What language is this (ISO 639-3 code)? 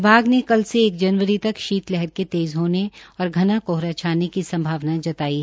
hin